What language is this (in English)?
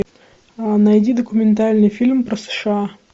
Russian